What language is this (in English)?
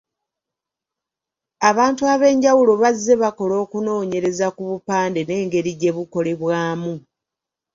Ganda